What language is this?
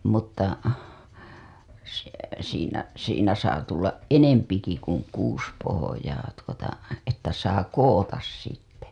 Finnish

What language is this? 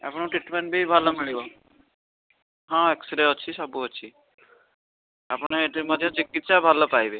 Odia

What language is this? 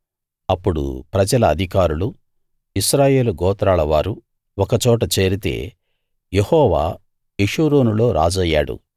Telugu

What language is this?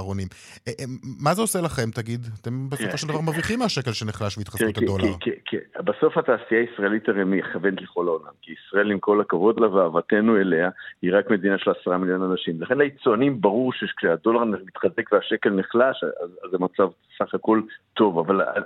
Hebrew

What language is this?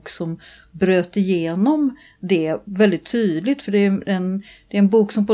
Swedish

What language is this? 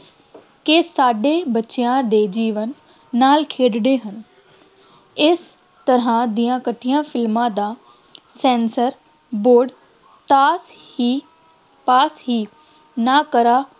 Punjabi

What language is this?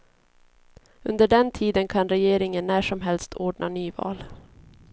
Swedish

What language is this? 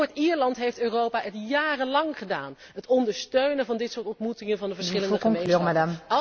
Dutch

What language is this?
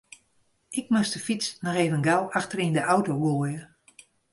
Western Frisian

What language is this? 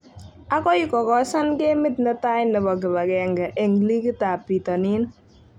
Kalenjin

